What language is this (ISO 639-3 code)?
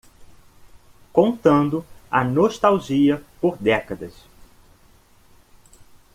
por